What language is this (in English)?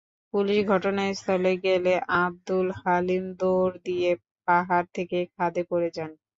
Bangla